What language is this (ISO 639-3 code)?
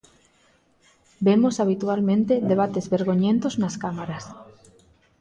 glg